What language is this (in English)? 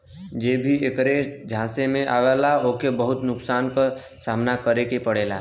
Bhojpuri